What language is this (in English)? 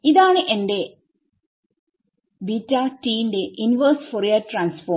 Malayalam